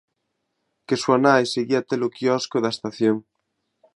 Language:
Galician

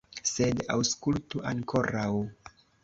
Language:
Esperanto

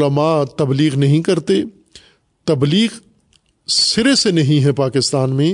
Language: Urdu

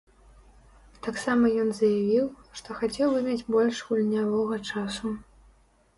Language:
Belarusian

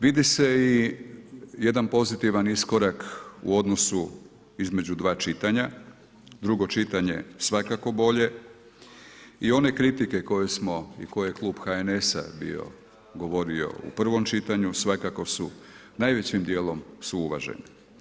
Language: Croatian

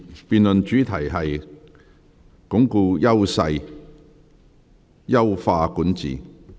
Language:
Cantonese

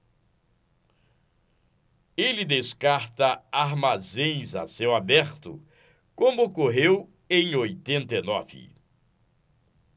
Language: Portuguese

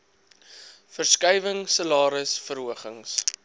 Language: Afrikaans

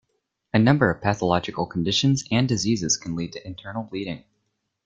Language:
English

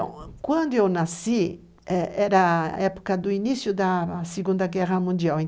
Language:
Portuguese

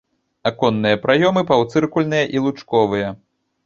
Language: Belarusian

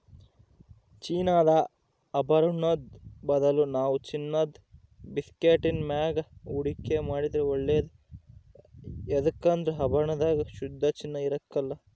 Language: Kannada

